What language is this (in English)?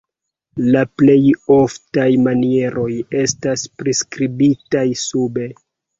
Esperanto